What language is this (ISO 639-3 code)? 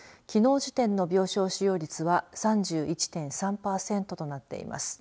jpn